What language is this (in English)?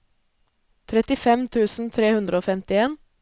Norwegian